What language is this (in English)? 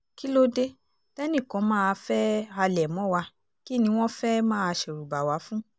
Yoruba